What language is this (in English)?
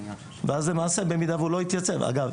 Hebrew